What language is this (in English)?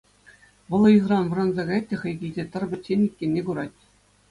Chuvash